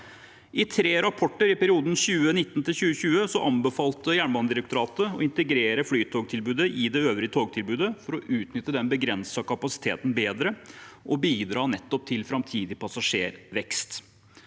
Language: Norwegian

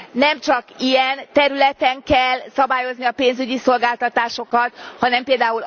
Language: Hungarian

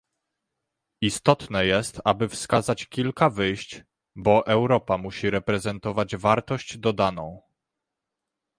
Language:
Polish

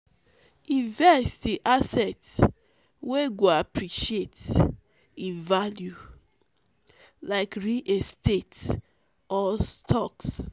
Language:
Nigerian Pidgin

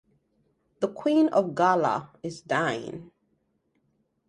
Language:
English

